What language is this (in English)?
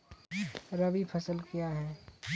Maithili